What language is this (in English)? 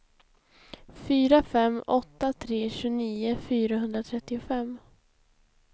Swedish